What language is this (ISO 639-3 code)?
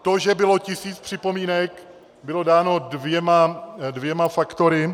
ces